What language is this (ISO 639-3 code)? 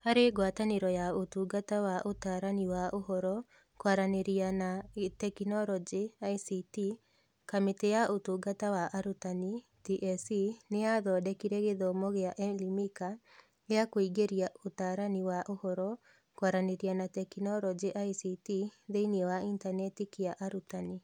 kik